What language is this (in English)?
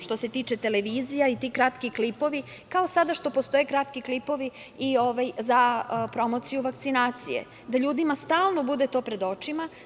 Serbian